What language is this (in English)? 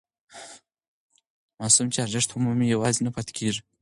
Pashto